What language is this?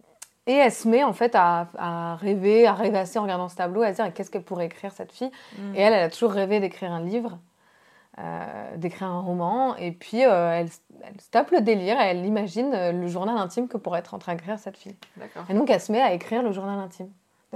French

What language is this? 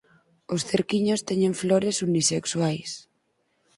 Galician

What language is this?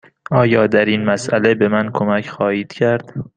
Persian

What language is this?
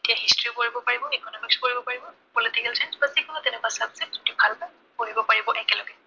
Assamese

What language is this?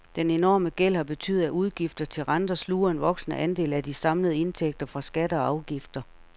Danish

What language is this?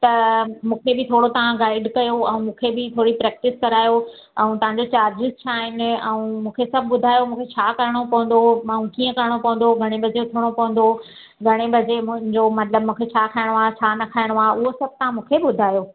Sindhi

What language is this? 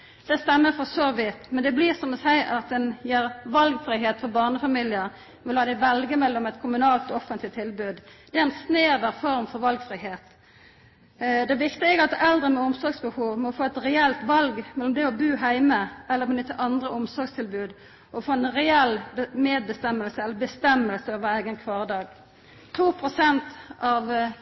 Norwegian Nynorsk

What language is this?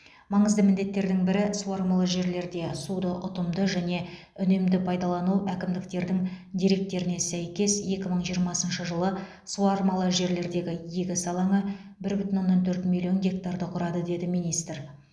Kazakh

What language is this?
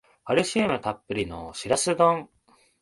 Japanese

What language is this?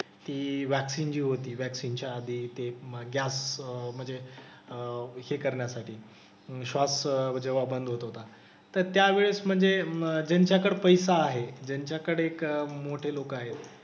Marathi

